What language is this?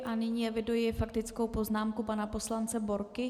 Czech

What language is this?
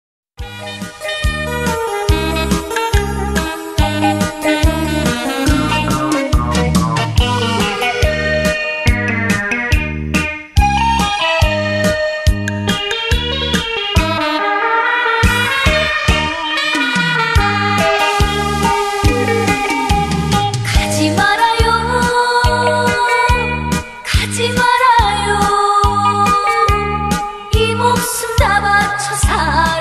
Korean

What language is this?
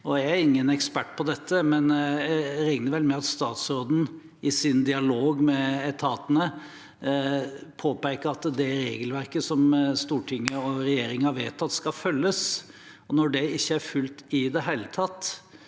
Norwegian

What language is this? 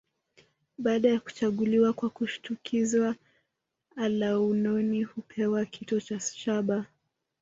Swahili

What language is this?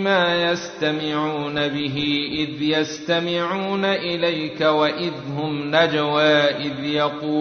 Arabic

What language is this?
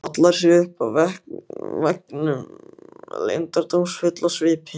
Icelandic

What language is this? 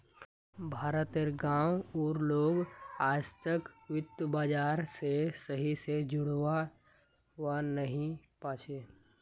Magahi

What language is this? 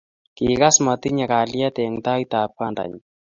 Kalenjin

